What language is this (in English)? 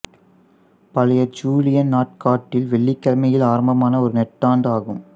Tamil